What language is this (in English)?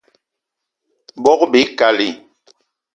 Eton (Cameroon)